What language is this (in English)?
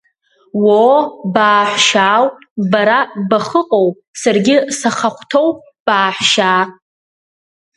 Abkhazian